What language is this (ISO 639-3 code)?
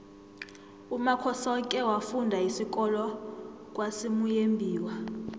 nbl